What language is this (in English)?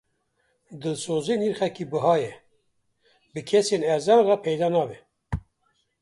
Kurdish